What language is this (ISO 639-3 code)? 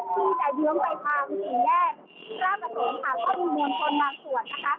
tha